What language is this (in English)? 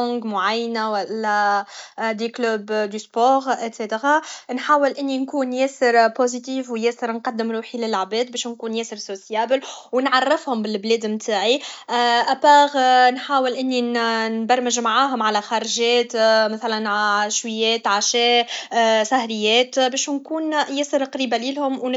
Tunisian Arabic